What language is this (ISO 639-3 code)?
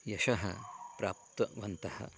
san